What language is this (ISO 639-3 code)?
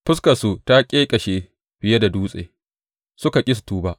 hau